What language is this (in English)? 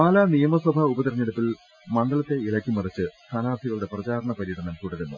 Malayalam